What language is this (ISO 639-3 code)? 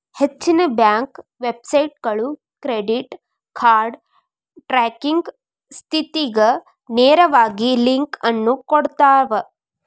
kan